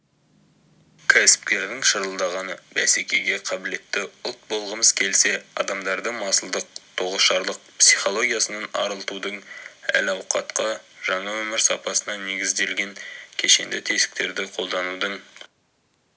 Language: Kazakh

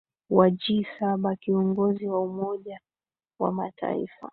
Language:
Swahili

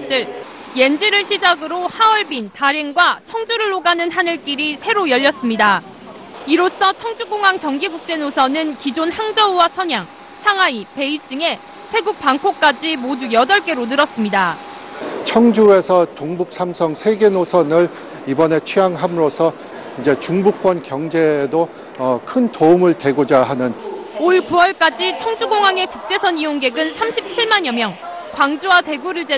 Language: Korean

